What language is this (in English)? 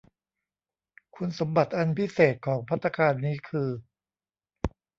Thai